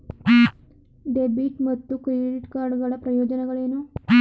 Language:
Kannada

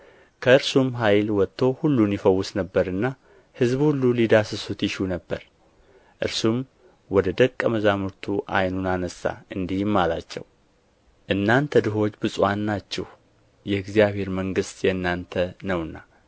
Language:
Amharic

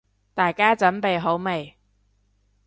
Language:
Cantonese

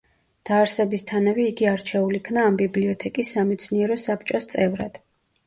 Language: Georgian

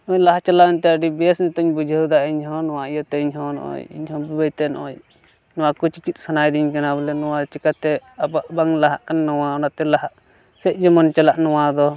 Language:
Santali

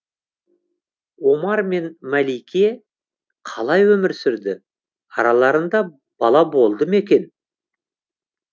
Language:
Kazakh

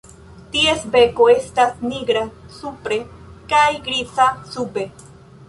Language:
Esperanto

